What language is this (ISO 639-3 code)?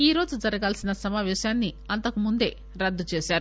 tel